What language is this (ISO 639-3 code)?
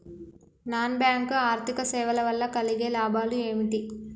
tel